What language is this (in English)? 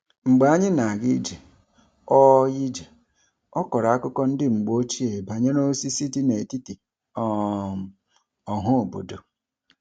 Igbo